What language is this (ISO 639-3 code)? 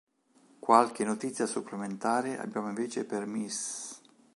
ita